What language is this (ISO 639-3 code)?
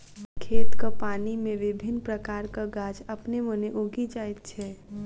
mai